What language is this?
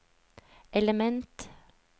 Norwegian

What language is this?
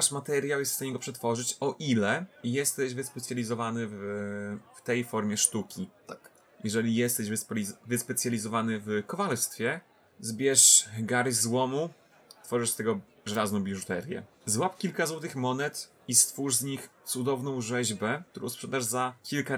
Polish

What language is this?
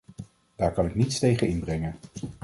Dutch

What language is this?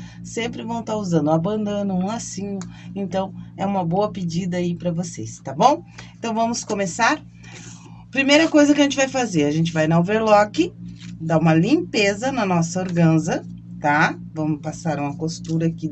Portuguese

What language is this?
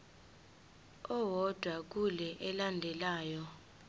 Zulu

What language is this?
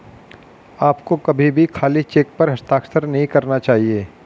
Hindi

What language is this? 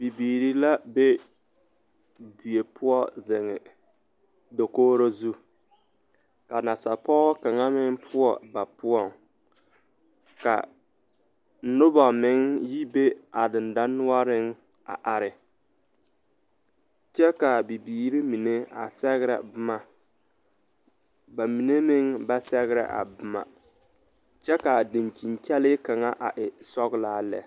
Southern Dagaare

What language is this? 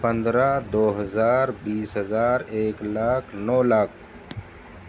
Urdu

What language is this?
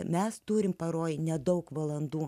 Lithuanian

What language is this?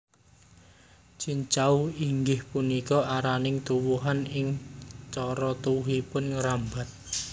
Javanese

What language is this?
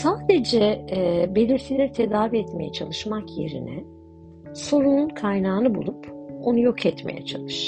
Turkish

